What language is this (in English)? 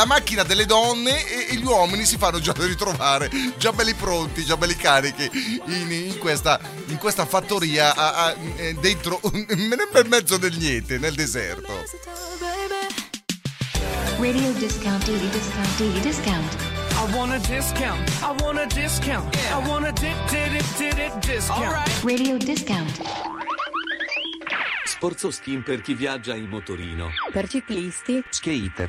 Italian